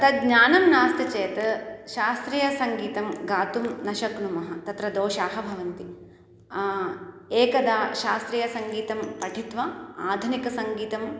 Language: Sanskrit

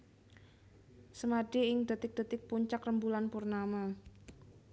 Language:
Javanese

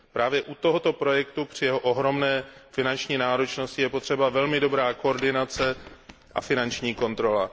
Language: Czech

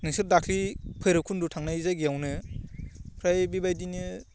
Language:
Bodo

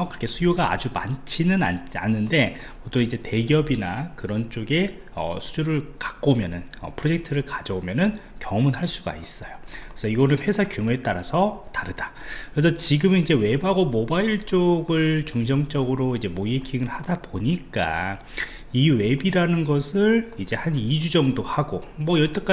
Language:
Korean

